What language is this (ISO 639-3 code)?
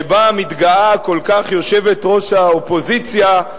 heb